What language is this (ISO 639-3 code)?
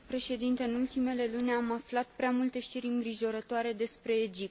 ron